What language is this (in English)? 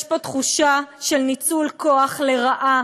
Hebrew